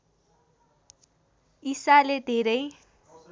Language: Nepali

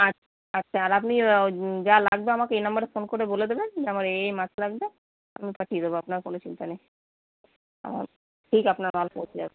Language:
Bangla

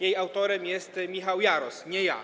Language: Polish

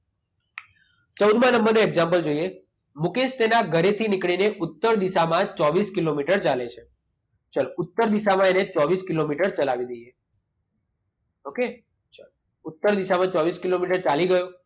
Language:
Gujarati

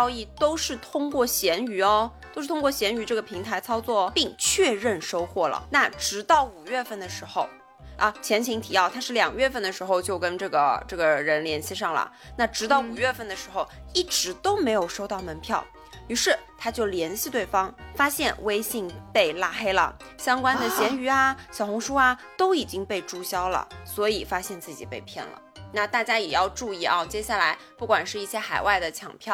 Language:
Chinese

